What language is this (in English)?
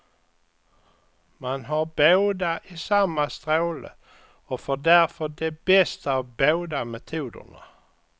Swedish